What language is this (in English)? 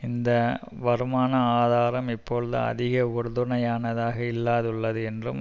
Tamil